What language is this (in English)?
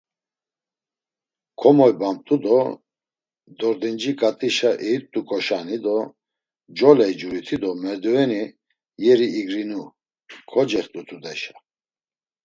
Laz